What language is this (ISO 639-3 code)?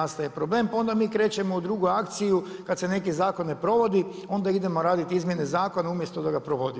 hrv